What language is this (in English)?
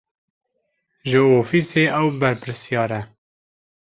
Kurdish